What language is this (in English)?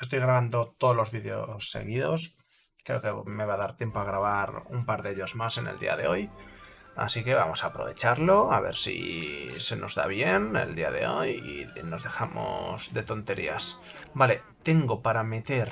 Spanish